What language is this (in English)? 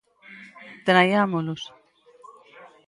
Galician